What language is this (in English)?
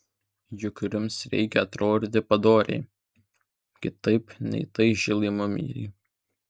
Lithuanian